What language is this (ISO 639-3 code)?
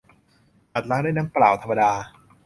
tha